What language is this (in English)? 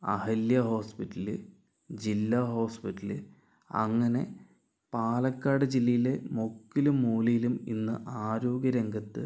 Malayalam